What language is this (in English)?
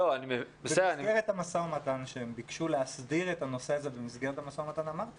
Hebrew